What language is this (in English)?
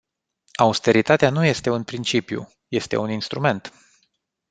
Romanian